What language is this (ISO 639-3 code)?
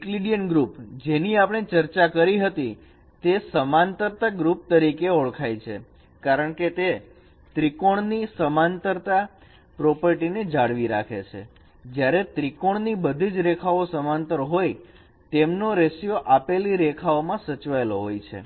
guj